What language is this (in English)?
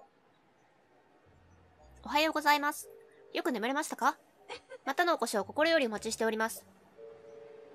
Japanese